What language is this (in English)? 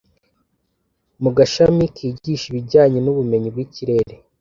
Kinyarwanda